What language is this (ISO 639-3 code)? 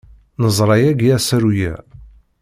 kab